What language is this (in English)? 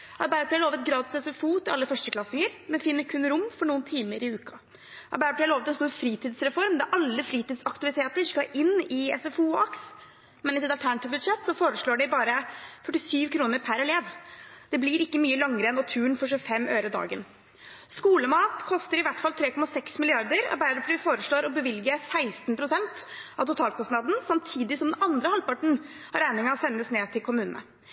Norwegian Bokmål